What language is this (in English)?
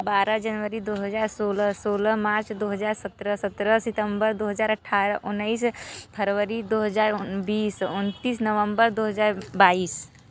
Hindi